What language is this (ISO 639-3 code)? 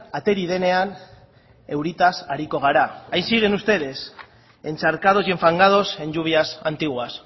spa